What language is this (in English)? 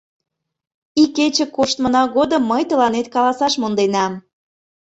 Mari